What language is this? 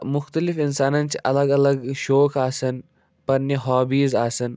Kashmiri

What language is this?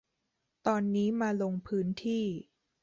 Thai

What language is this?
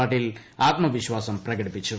Malayalam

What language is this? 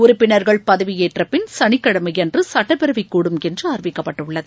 Tamil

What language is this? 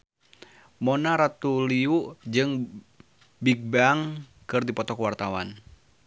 Sundanese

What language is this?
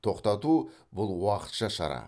Kazakh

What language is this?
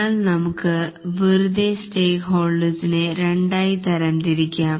Malayalam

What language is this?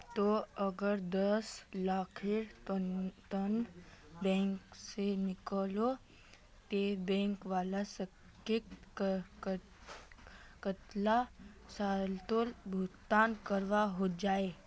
Magahi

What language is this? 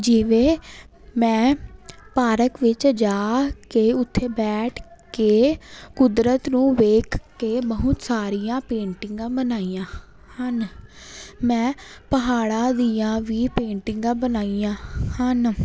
Punjabi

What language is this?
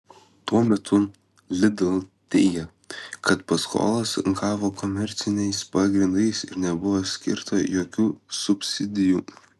Lithuanian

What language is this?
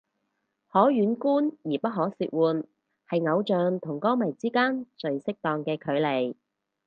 Cantonese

